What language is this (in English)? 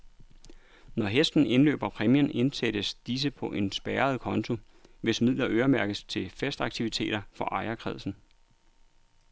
Danish